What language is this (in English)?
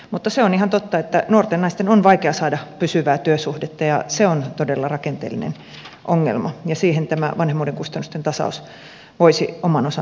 Finnish